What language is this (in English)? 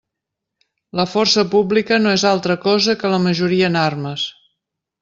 Catalan